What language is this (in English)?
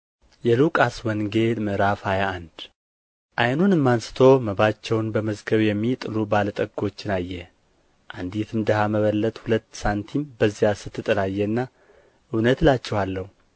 Amharic